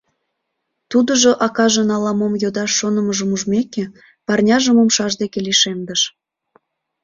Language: Mari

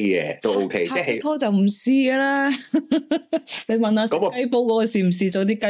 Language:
Chinese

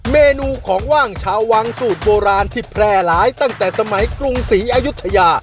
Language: Thai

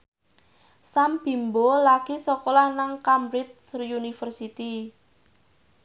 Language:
Javanese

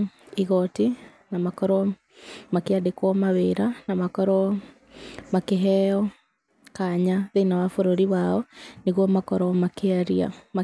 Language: Kikuyu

